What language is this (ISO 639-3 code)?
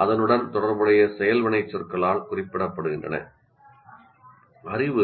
tam